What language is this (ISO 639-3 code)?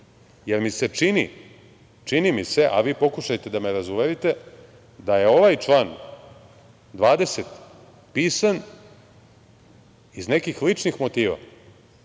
srp